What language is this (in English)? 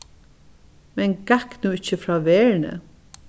Faroese